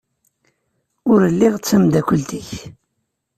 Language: Kabyle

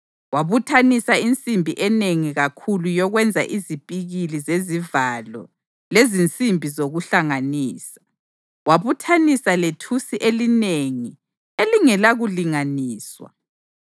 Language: North Ndebele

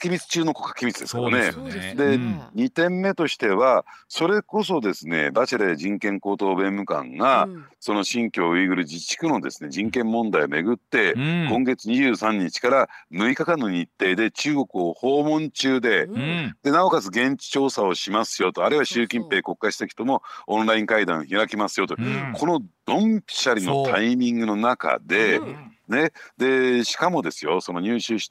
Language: Japanese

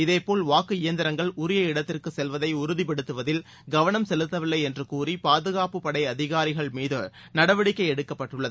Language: Tamil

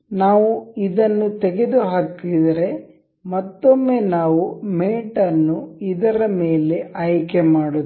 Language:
Kannada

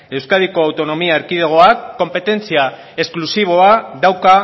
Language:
Basque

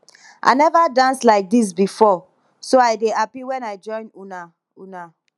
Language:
Nigerian Pidgin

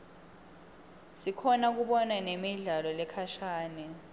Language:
Swati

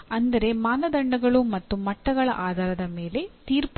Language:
Kannada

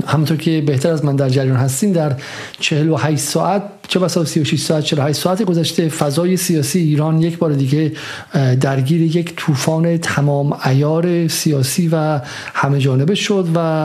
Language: Persian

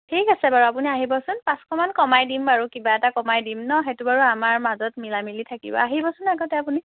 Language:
Assamese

